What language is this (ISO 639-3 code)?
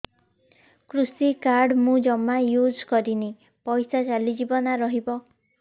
ori